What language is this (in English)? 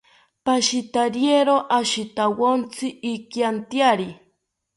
South Ucayali Ashéninka